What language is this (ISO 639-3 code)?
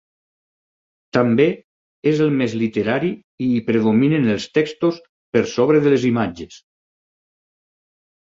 cat